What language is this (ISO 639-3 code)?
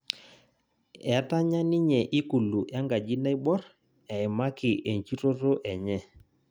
mas